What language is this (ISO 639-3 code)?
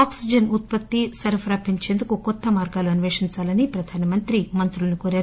tel